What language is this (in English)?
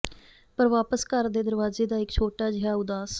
Punjabi